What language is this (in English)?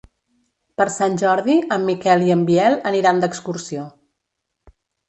Catalan